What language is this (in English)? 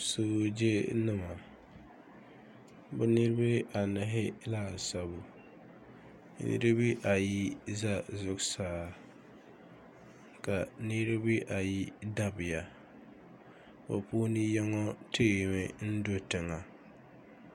Dagbani